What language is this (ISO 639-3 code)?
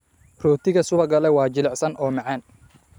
som